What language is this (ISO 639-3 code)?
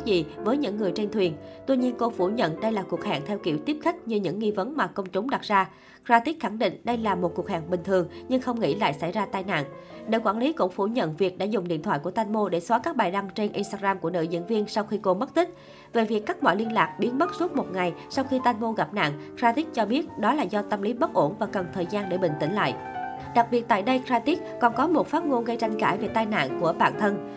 vie